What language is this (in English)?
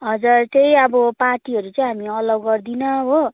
Nepali